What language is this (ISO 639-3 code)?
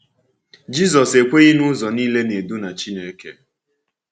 ibo